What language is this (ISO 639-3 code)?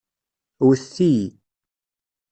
kab